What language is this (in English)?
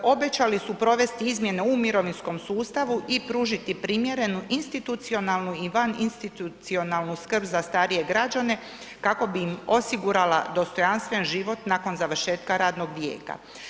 Croatian